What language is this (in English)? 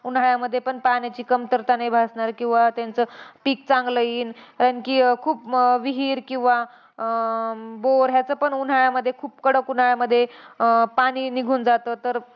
Marathi